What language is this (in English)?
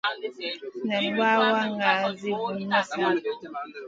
Masana